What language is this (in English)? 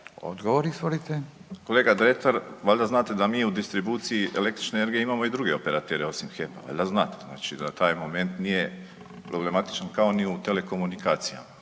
Croatian